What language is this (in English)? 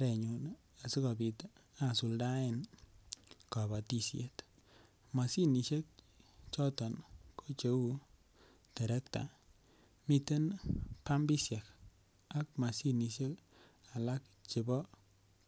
Kalenjin